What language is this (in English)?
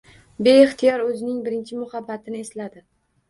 Uzbek